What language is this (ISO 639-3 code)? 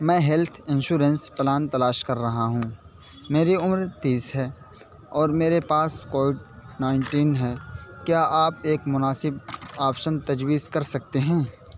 urd